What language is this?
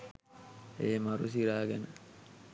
Sinhala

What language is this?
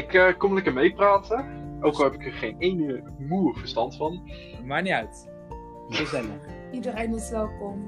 Dutch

